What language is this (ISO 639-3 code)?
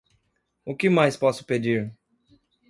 por